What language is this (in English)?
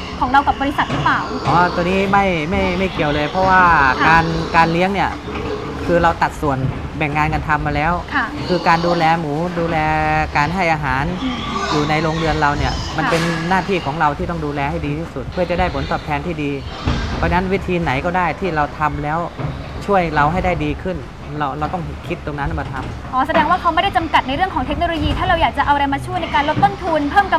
Thai